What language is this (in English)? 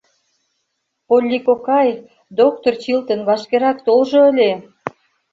Mari